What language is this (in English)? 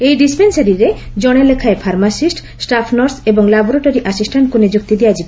Odia